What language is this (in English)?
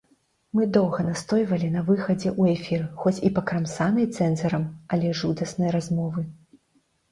Belarusian